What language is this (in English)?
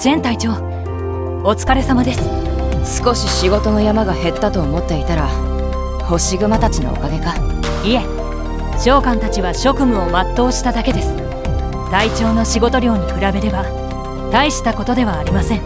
Japanese